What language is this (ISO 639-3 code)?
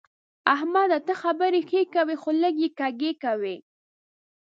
pus